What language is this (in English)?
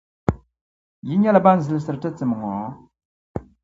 Dagbani